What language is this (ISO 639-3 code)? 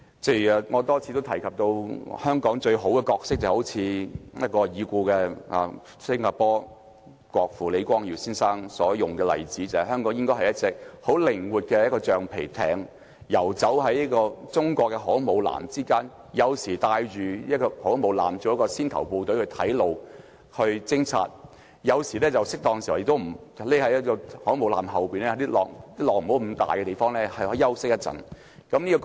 yue